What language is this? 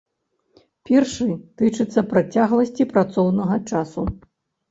Belarusian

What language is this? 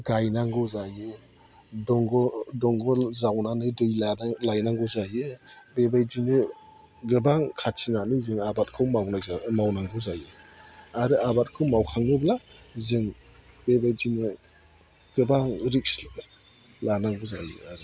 Bodo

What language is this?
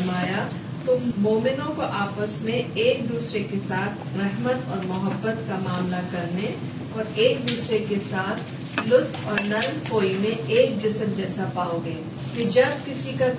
Urdu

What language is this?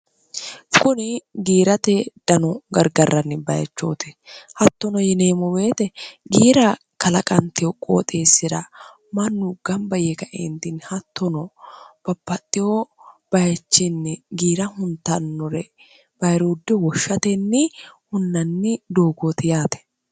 Sidamo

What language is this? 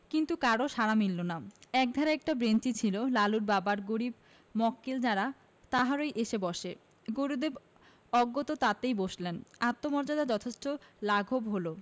Bangla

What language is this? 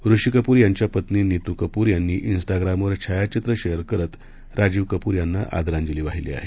Marathi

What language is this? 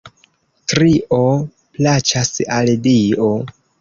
Esperanto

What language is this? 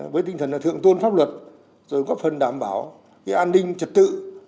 Vietnamese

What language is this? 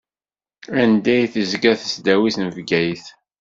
Kabyle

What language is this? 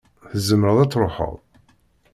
Kabyle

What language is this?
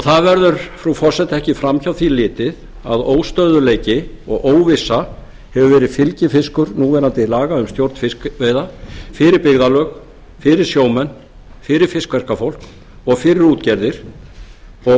Icelandic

